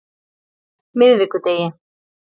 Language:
Icelandic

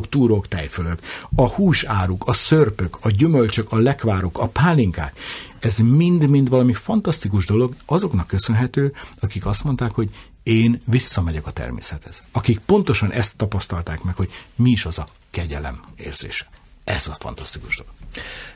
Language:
Hungarian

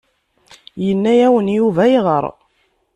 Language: Kabyle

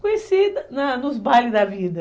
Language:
Portuguese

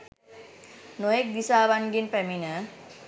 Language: Sinhala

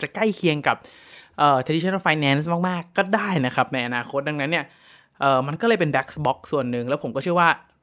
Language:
Thai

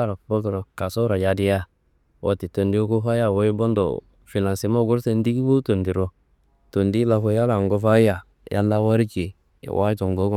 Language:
Kanembu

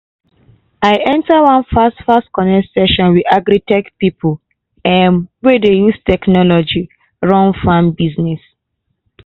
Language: Nigerian Pidgin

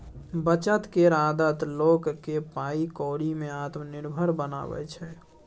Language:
Maithili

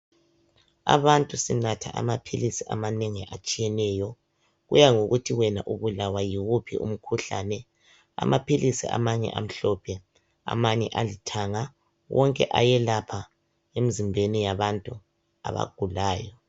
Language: North Ndebele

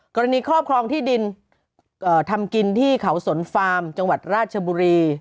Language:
Thai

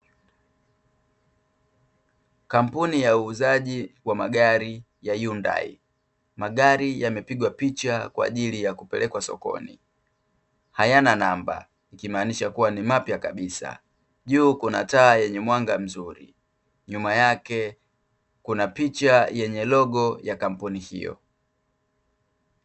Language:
Swahili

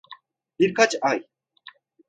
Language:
Turkish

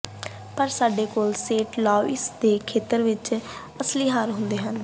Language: Punjabi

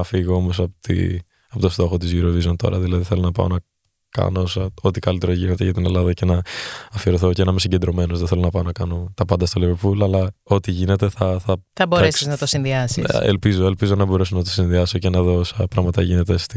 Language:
Greek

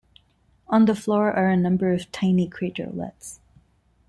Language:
English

